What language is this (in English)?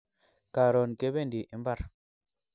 Kalenjin